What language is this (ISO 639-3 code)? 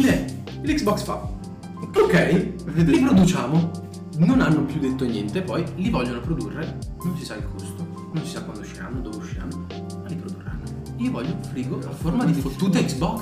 ita